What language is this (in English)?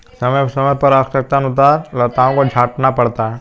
Hindi